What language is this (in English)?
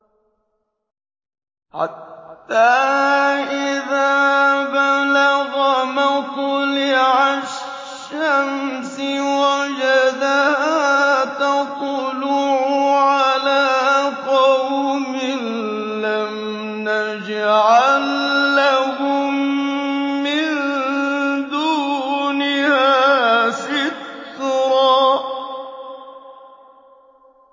Arabic